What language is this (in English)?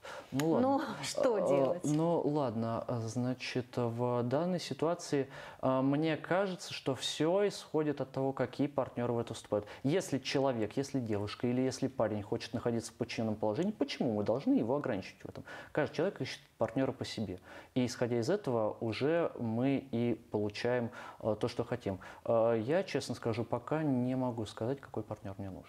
Russian